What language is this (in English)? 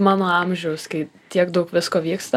Lithuanian